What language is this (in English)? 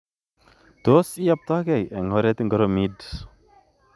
Kalenjin